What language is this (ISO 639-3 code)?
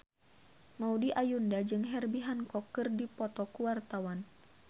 sun